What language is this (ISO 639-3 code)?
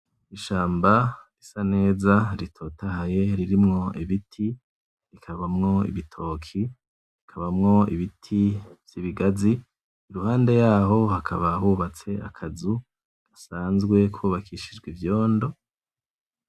run